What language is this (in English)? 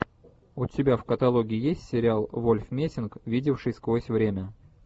Russian